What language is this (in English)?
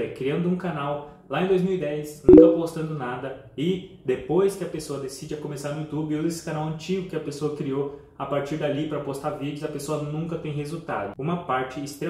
Portuguese